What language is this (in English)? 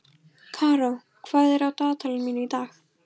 Icelandic